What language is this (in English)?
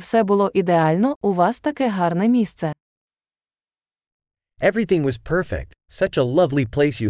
Ukrainian